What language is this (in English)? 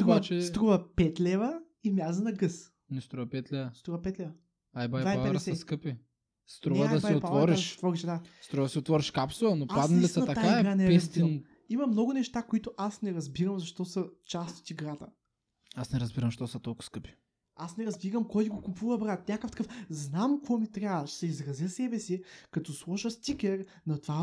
Bulgarian